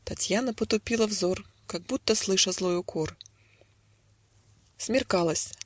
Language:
Russian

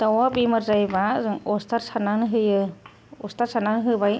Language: Bodo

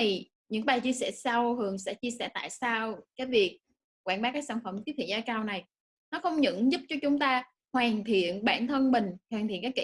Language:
Vietnamese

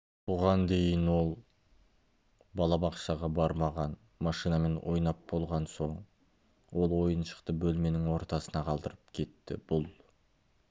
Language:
Kazakh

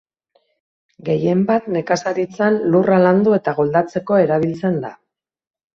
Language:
Basque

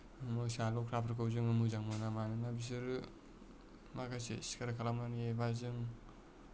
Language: Bodo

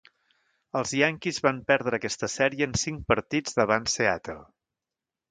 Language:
Catalan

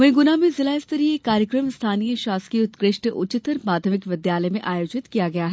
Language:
Hindi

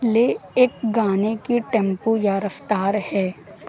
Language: Urdu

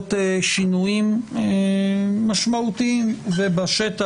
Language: Hebrew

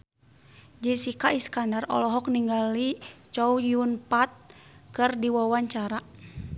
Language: Sundanese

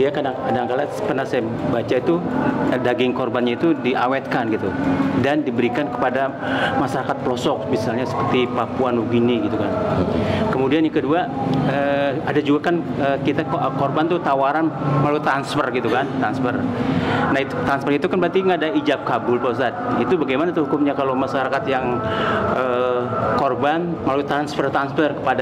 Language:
Indonesian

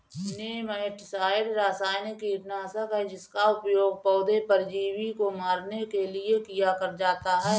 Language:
Hindi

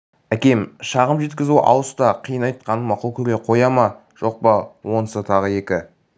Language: Kazakh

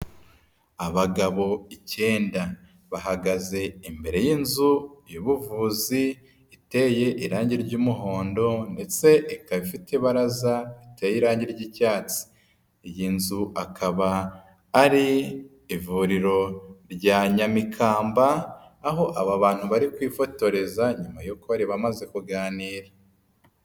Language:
Kinyarwanda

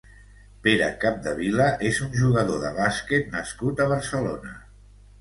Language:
Catalan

